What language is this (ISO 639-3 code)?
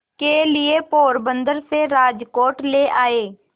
hin